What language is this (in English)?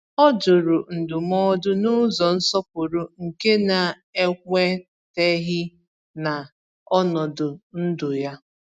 Igbo